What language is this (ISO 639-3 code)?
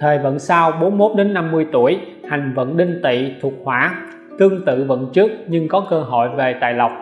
vie